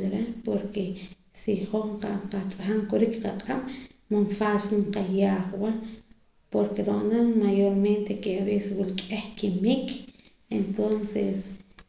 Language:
Poqomam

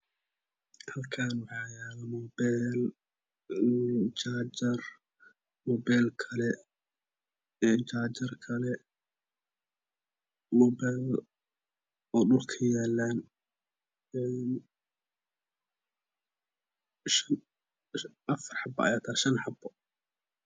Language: Somali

